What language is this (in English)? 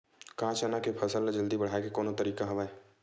Chhattisgarhi